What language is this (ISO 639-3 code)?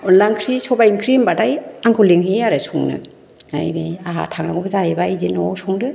brx